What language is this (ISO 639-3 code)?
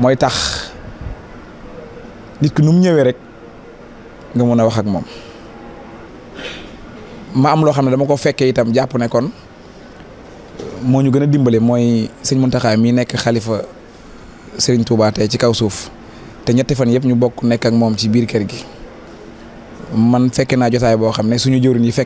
fra